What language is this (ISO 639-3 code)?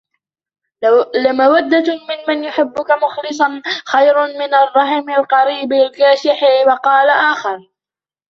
ara